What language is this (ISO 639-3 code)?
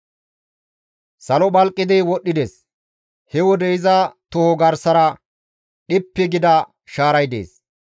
gmv